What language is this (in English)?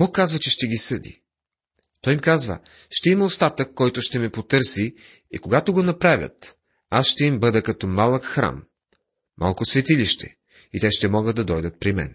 Bulgarian